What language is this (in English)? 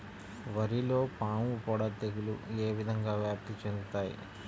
Telugu